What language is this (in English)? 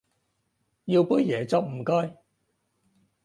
Cantonese